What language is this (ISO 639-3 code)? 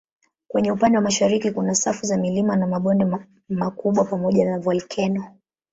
swa